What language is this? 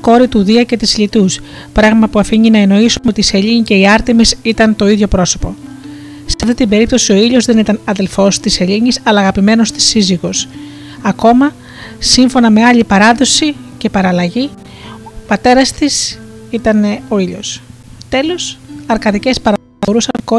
Greek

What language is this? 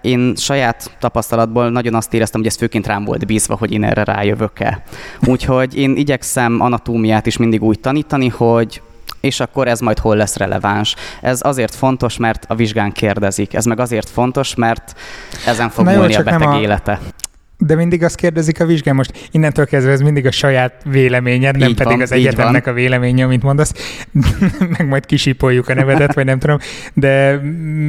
Hungarian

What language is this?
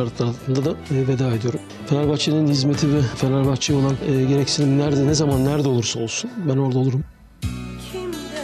Turkish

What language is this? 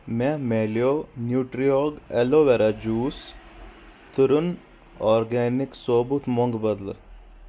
Kashmiri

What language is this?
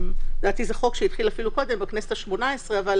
Hebrew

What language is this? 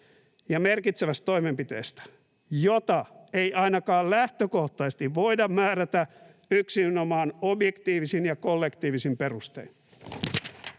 Finnish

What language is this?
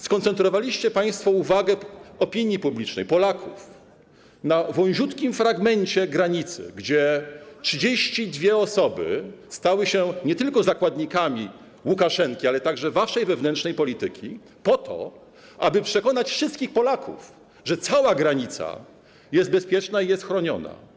Polish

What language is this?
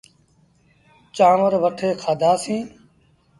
Sindhi Bhil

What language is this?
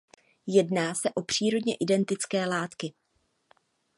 Czech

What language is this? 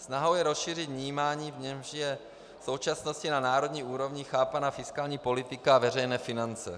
Czech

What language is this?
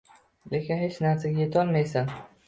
Uzbek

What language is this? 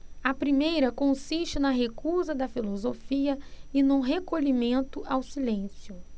Portuguese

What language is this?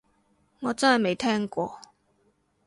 Cantonese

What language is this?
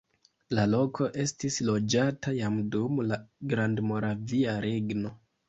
Esperanto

